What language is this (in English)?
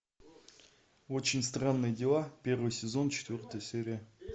Russian